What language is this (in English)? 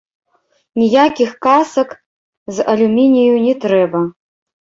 Belarusian